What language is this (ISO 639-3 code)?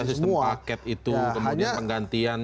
ind